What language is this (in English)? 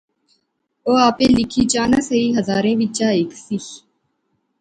Pahari-Potwari